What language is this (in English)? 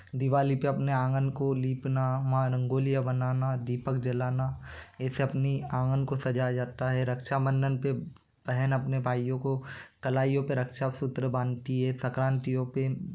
Hindi